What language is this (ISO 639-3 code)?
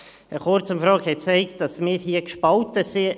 gsw